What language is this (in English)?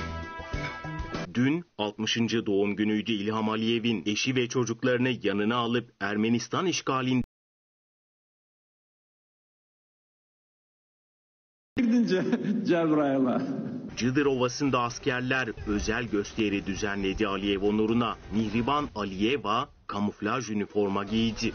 Turkish